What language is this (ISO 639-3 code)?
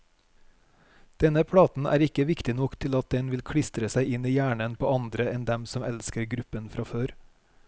nor